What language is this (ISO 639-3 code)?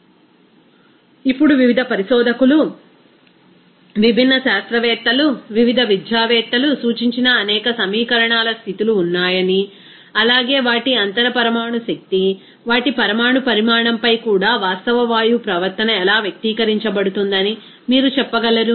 tel